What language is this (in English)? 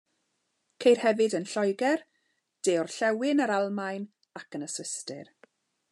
Welsh